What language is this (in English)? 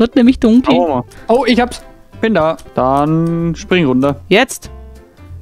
German